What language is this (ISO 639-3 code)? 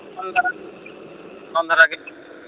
sat